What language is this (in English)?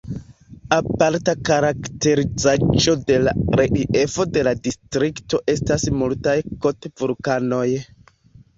Esperanto